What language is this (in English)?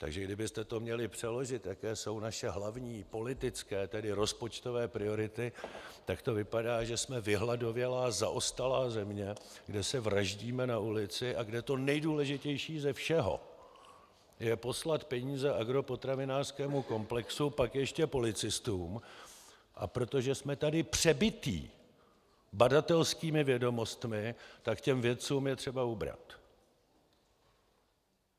Czech